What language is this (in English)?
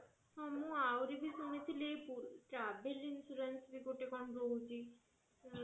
Odia